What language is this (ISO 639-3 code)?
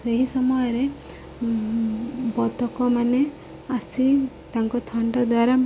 ori